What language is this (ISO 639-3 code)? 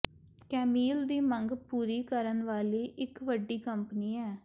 pan